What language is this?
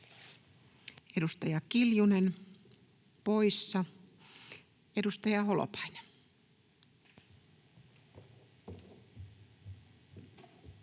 Finnish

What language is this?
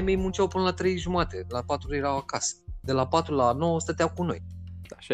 Romanian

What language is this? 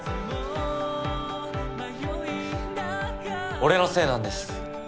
Japanese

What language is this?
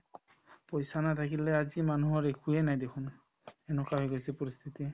Assamese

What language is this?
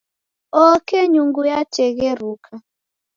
Taita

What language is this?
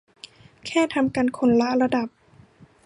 Thai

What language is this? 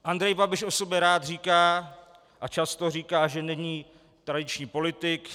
Czech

